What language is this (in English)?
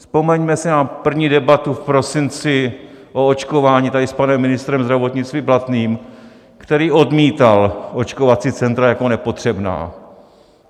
Czech